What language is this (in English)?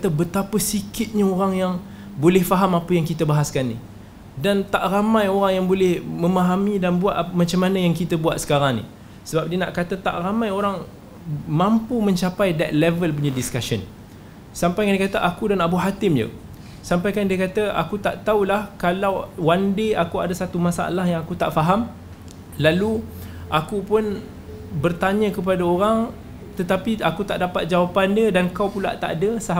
Malay